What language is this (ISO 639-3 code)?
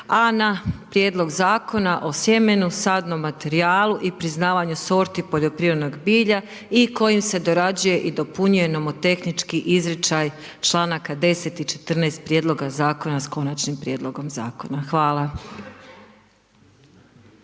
hrv